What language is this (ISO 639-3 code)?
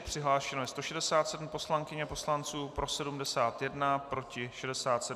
ces